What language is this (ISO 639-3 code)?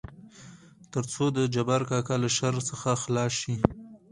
pus